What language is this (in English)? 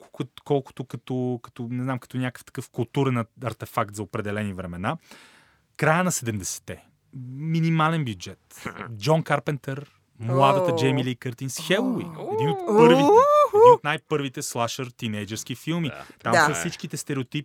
Bulgarian